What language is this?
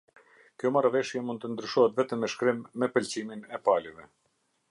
Albanian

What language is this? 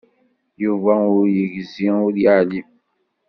Kabyle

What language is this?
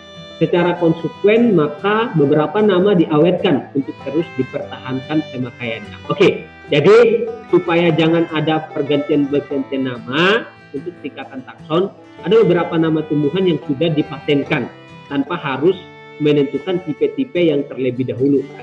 Indonesian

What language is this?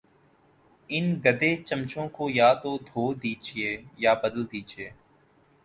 Urdu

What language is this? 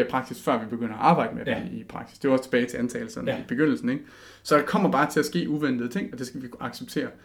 Danish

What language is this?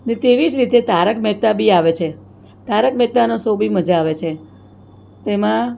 Gujarati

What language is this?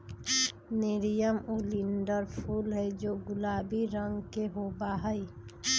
Magahi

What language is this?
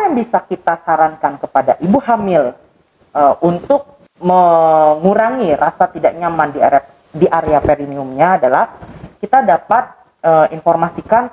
Indonesian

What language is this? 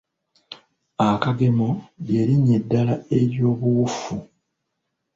Ganda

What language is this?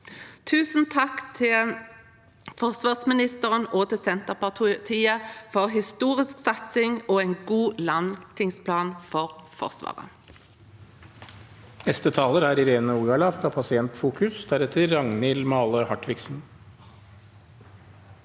Norwegian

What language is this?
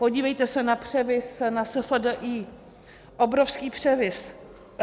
Czech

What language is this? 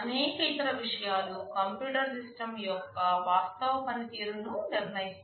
Telugu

